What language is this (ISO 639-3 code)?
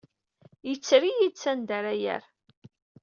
kab